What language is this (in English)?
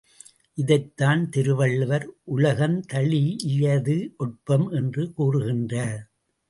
Tamil